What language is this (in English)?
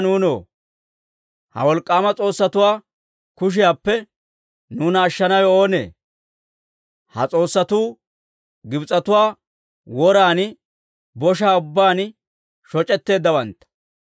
Dawro